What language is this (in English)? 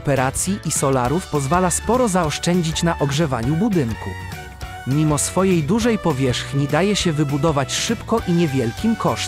Polish